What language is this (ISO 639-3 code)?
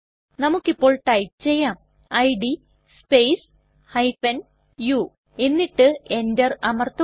mal